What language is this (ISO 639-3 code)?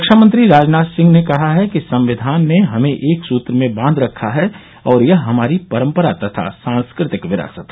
hin